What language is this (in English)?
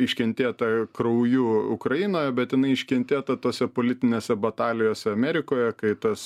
Lithuanian